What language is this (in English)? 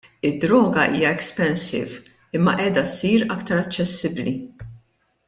Maltese